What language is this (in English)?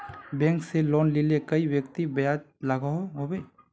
Magahi